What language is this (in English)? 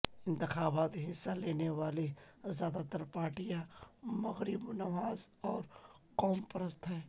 Urdu